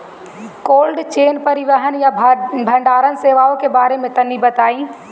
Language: Bhojpuri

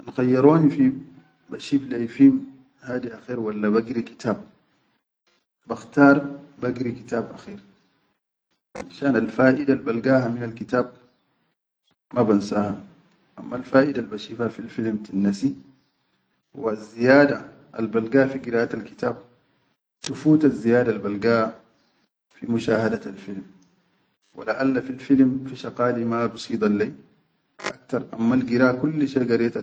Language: Chadian Arabic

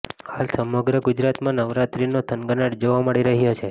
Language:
Gujarati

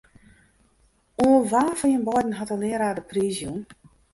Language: Western Frisian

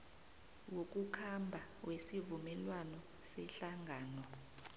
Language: South Ndebele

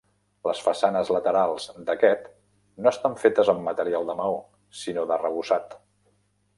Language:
Catalan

